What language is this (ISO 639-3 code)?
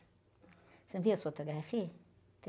por